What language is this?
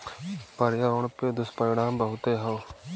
Bhojpuri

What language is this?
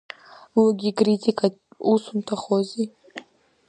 Abkhazian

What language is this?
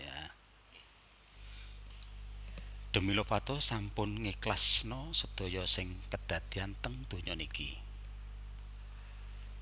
Javanese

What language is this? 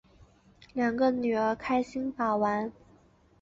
Chinese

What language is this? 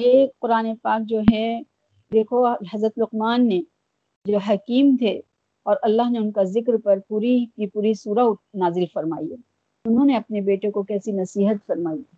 Urdu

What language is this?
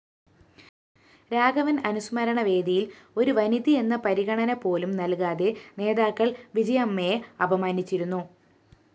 Malayalam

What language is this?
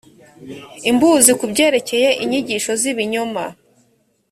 Kinyarwanda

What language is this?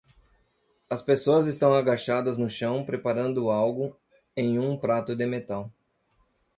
Portuguese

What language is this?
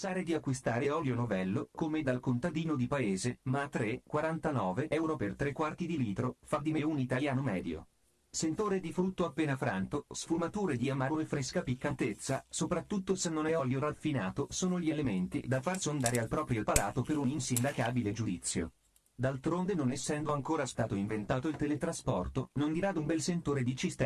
Italian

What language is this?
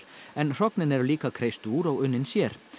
Icelandic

